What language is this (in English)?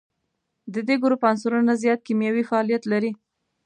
Pashto